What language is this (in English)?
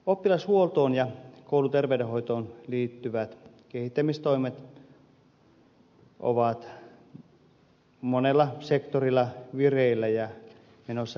Finnish